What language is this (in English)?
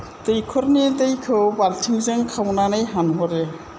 Bodo